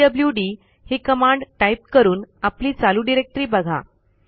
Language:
Marathi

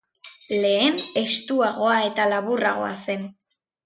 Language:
Basque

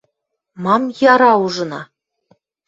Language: Western Mari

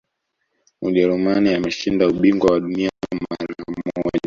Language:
Swahili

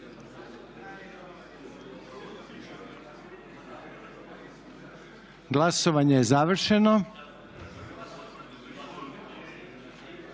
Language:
Croatian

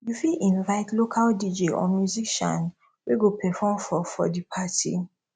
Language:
Nigerian Pidgin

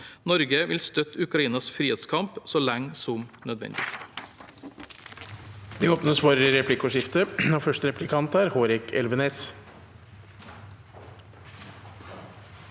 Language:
Norwegian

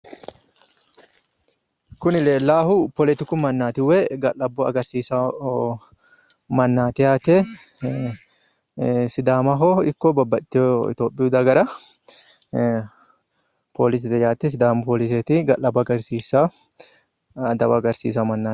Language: Sidamo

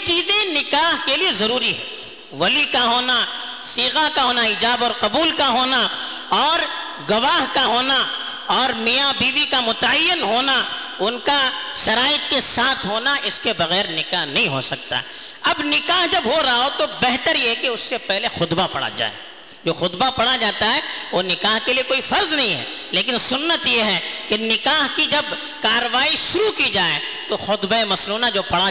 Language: Urdu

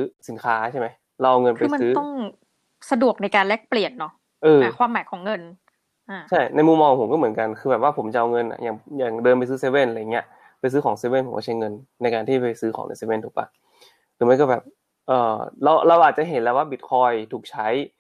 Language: Thai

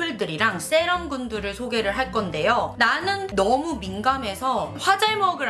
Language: Korean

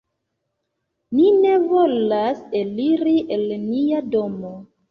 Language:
Esperanto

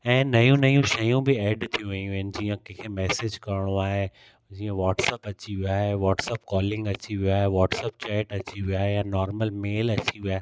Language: Sindhi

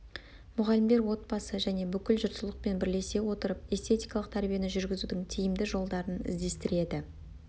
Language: Kazakh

